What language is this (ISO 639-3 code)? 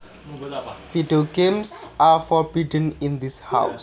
jav